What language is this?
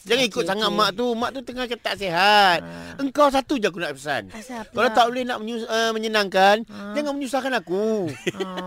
Malay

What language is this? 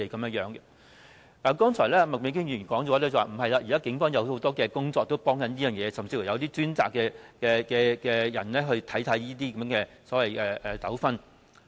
Cantonese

